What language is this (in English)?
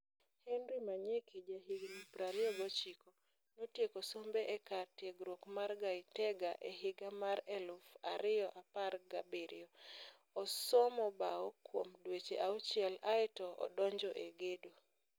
Luo (Kenya and Tanzania)